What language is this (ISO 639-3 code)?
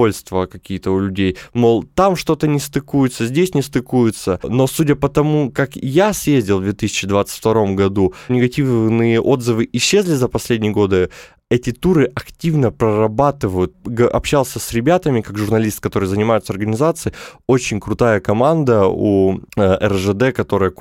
rus